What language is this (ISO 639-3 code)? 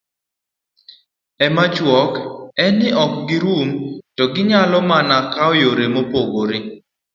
luo